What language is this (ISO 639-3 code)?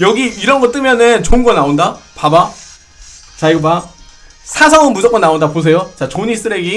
kor